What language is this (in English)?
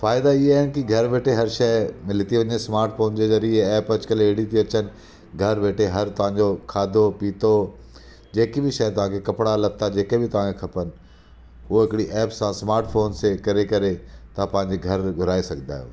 Sindhi